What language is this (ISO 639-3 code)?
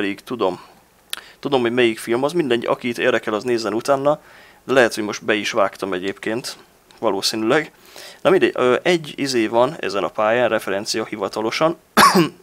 hun